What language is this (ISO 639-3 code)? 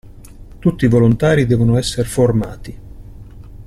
ita